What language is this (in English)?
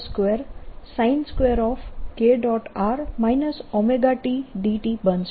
Gujarati